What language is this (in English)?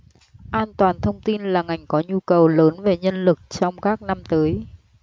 Vietnamese